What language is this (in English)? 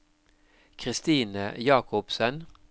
Norwegian